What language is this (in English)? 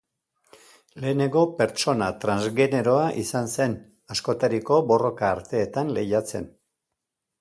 Basque